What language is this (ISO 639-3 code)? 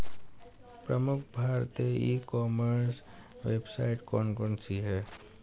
hin